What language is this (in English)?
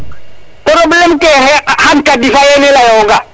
Serer